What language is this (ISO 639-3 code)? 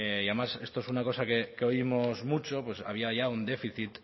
spa